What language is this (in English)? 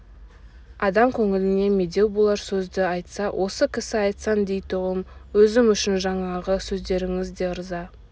Kazakh